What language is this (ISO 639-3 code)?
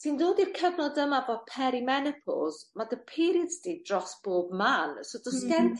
cym